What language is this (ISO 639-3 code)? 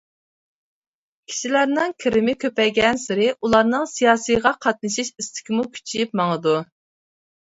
uig